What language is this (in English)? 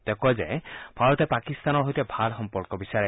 Assamese